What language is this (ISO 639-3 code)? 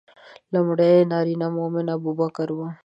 pus